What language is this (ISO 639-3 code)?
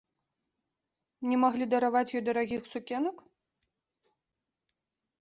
bel